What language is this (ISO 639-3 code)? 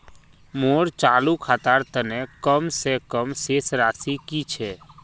mag